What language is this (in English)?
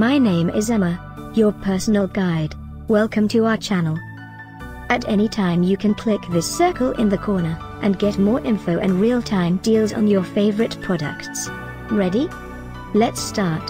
English